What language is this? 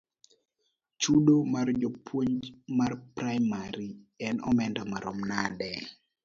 Luo (Kenya and Tanzania)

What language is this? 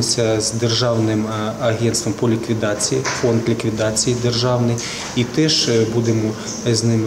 Ukrainian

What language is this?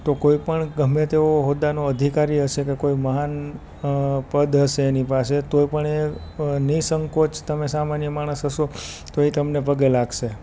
Gujarati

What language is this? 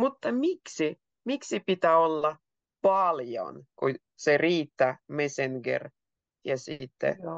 Finnish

